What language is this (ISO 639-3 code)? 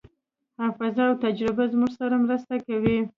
pus